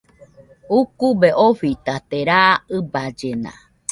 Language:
Nüpode Huitoto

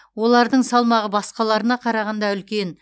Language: Kazakh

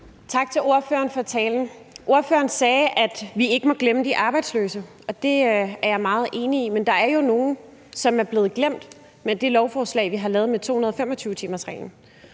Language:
Danish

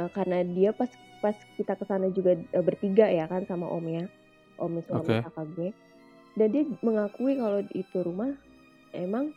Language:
Indonesian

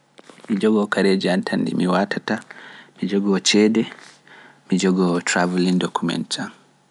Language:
Pular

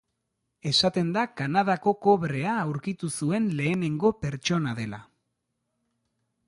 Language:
Basque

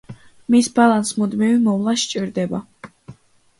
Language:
Georgian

